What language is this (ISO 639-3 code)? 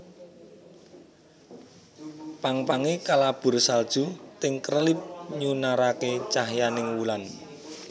jav